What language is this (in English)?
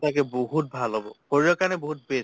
Assamese